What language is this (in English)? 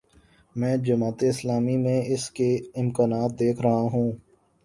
Urdu